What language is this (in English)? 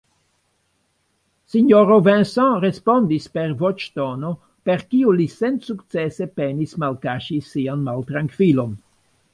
Esperanto